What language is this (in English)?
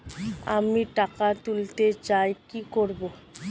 Bangla